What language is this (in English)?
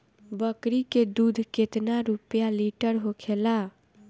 Bhojpuri